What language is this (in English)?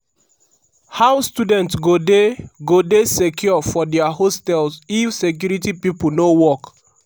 Nigerian Pidgin